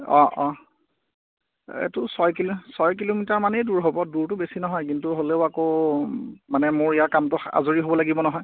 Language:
Assamese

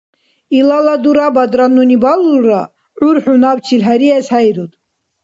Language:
Dargwa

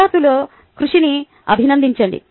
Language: Telugu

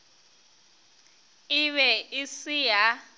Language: Northern Sotho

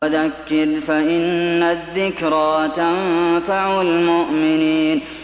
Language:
Arabic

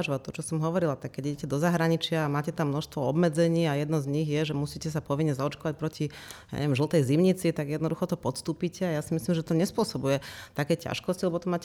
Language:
Slovak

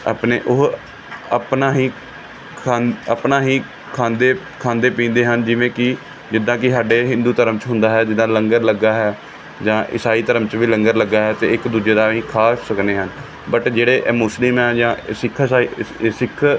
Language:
Punjabi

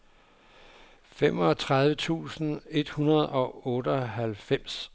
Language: Danish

